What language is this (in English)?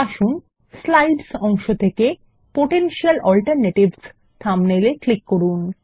Bangla